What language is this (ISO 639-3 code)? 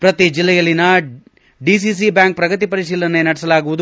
kan